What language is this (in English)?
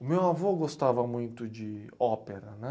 Portuguese